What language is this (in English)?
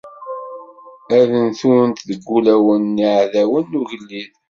Kabyle